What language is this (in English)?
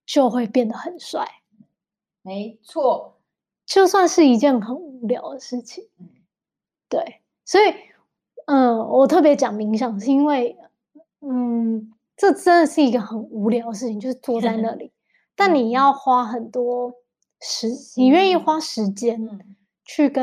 Chinese